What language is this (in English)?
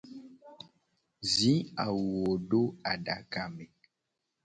Gen